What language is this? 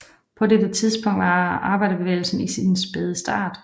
Danish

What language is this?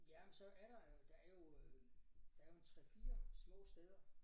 Danish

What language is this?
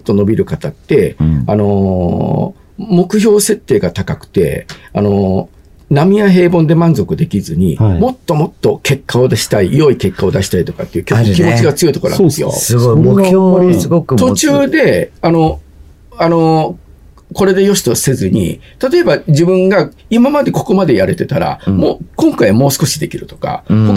Japanese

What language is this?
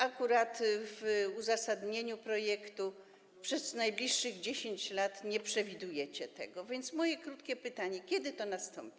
Polish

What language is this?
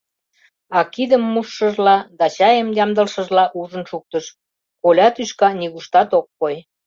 Mari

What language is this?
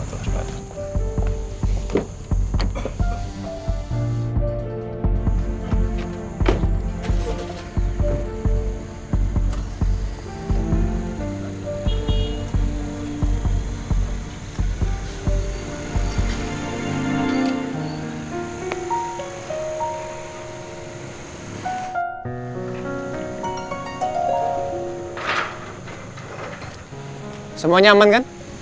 Indonesian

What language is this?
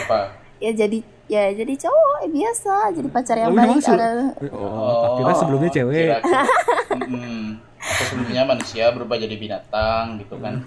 Indonesian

